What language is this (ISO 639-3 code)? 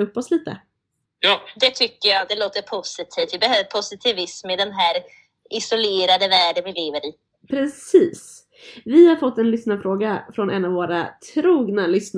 swe